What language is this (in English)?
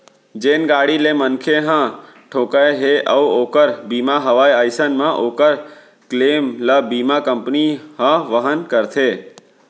Chhattisgarhi